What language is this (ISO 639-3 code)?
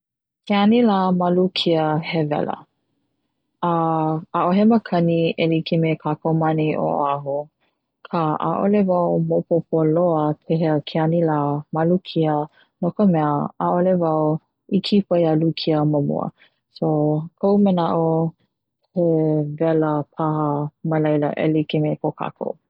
haw